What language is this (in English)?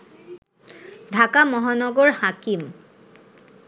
Bangla